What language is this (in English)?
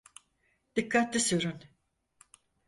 Turkish